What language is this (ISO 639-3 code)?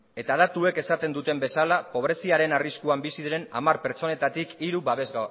eus